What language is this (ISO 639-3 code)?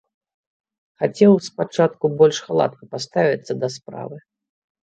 bel